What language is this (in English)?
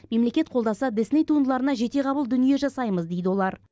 Kazakh